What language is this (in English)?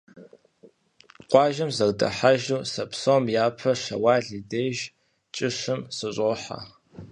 Kabardian